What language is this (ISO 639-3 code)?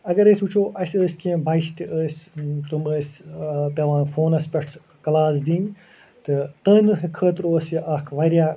kas